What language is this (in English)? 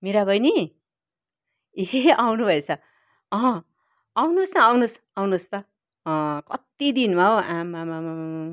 Nepali